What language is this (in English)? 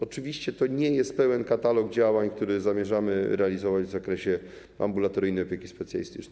Polish